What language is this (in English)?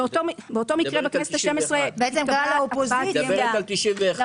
Hebrew